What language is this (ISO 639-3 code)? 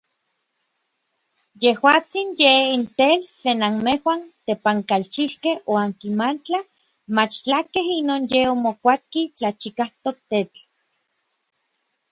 nlv